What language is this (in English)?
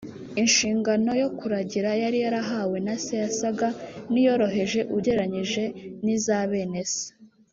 Kinyarwanda